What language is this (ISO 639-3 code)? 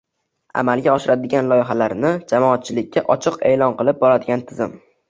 uzb